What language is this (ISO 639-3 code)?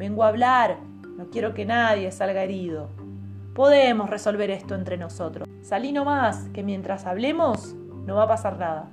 spa